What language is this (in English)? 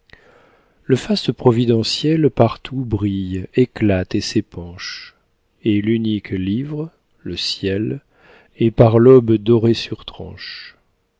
French